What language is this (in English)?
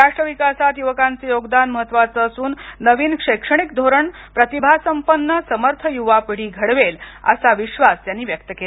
Marathi